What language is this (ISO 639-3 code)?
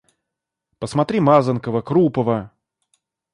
rus